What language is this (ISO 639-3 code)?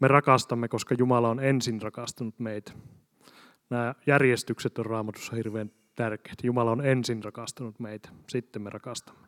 fin